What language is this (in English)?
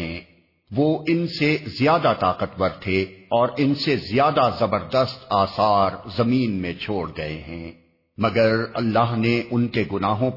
Urdu